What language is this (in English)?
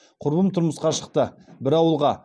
Kazakh